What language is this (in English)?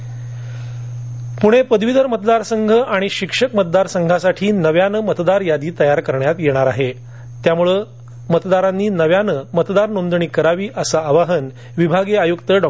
Marathi